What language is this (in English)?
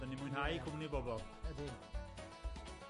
Welsh